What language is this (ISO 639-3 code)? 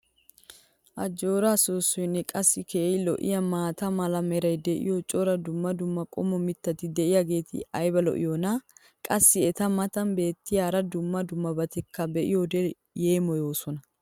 wal